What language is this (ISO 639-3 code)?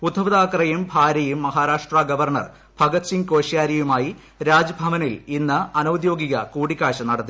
mal